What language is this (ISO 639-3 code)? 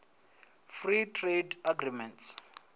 ven